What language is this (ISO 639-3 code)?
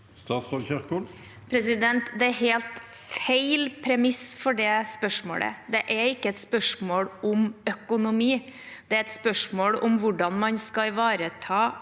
nor